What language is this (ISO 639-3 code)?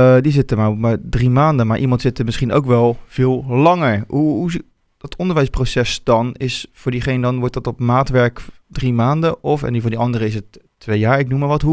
nld